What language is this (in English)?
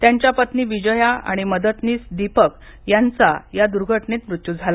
Marathi